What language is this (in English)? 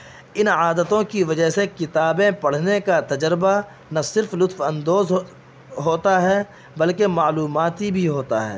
Urdu